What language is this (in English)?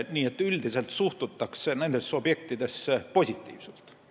Estonian